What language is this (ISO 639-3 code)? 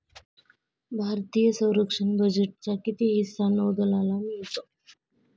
mar